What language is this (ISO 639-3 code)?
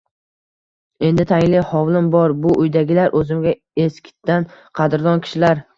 uzb